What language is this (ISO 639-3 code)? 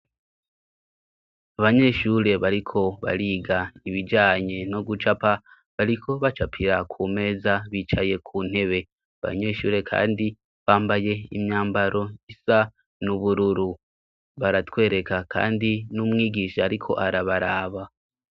run